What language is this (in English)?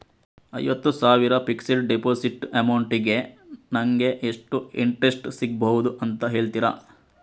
Kannada